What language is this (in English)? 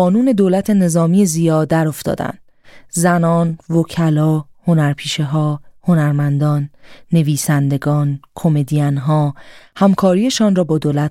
Persian